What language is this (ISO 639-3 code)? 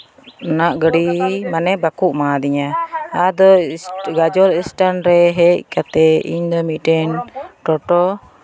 sat